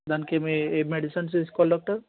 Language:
Telugu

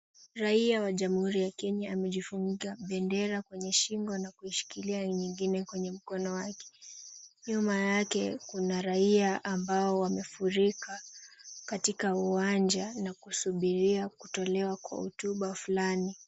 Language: Swahili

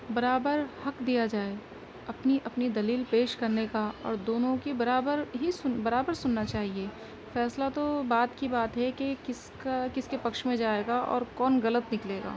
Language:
Urdu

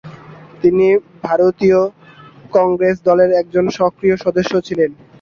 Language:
Bangla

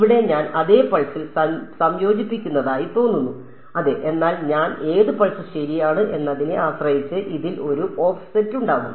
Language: Malayalam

